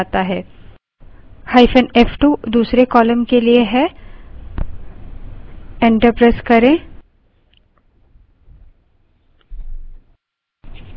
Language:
Hindi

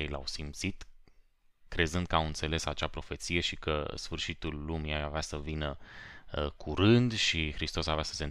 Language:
Romanian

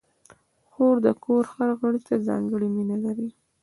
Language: Pashto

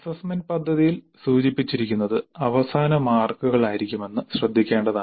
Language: Malayalam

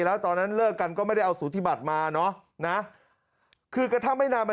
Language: Thai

